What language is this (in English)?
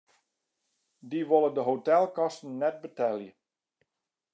Western Frisian